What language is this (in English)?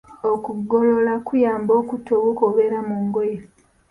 Ganda